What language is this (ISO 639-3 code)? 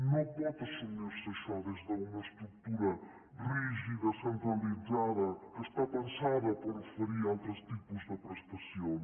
cat